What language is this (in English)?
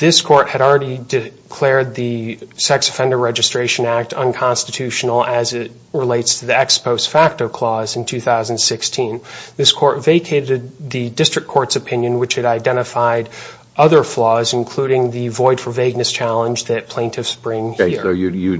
English